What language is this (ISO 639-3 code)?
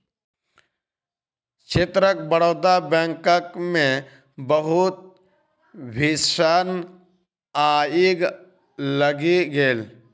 mai